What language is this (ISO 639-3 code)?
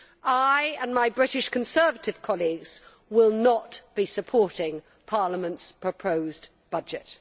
eng